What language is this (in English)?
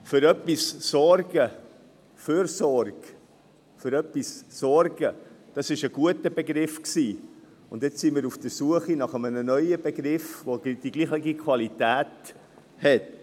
Swiss German